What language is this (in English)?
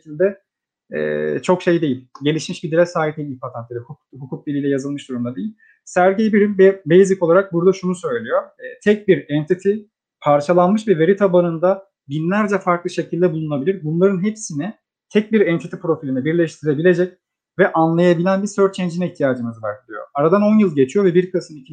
Turkish